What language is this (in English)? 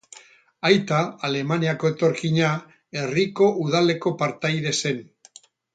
Basque